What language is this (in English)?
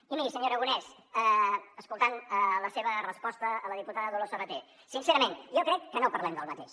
Catalan